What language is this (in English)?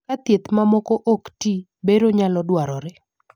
Luo (Kenya and Tanzania)